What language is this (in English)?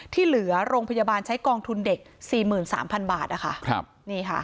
Thai